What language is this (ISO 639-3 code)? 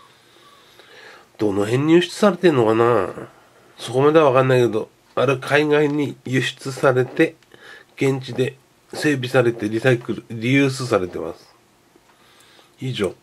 jpn